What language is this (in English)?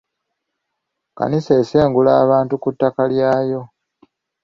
Ganda